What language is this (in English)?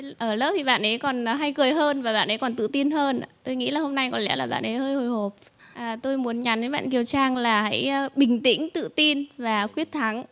Vietnamese